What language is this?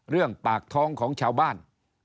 Thai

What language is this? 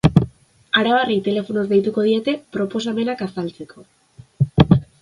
Basque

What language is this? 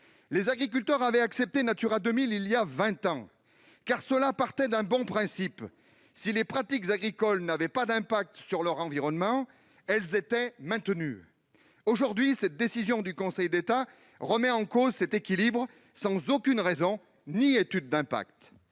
French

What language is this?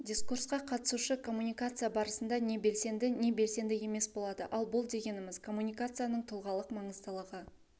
Kazakh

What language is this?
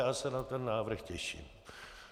Czech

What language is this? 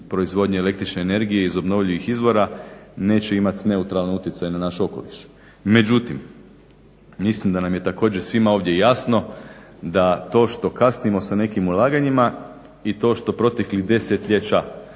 Croatian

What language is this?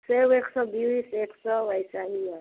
Hindi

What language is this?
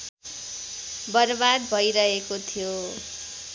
Nepali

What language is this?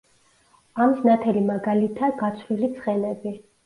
Georgian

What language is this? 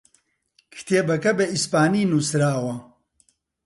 Central Kurdish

